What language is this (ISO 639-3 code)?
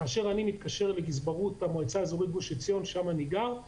heb